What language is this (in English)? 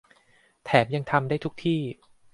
Thai